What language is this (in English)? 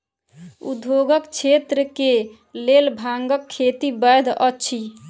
Maithili